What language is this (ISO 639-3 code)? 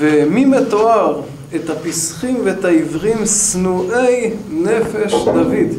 heb